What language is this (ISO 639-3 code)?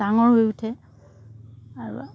asm